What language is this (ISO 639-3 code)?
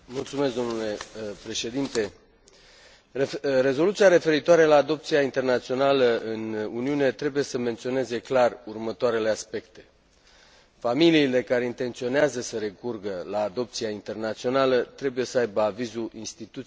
ron